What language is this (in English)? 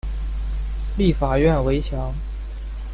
Chinese